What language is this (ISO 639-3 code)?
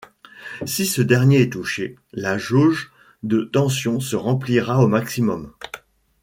fra